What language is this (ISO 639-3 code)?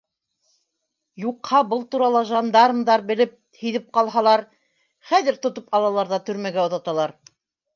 bak